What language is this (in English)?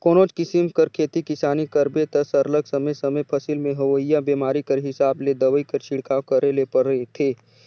Chhattisgarhi